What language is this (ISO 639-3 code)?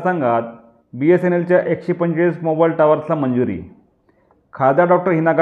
mar